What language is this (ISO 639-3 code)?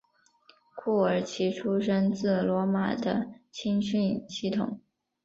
zho